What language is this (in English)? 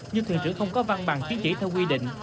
Vietnamese